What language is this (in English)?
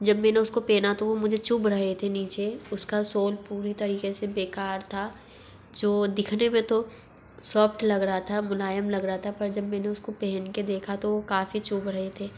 Hindi